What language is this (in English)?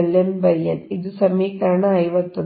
Kannada